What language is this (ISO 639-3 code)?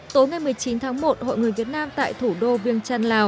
vie